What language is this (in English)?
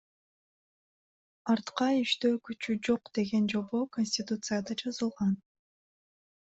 Kyrgyz